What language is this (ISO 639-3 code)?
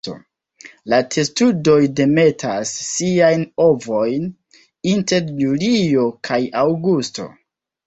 epo